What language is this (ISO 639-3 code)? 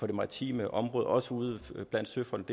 dan